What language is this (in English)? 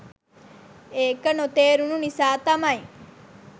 Sinhala